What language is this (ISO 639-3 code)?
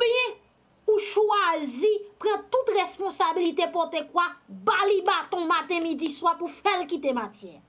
fra